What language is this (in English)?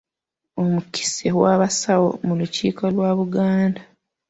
Ganda